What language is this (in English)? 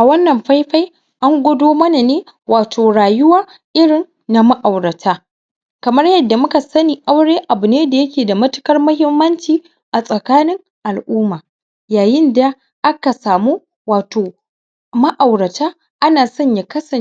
Hausa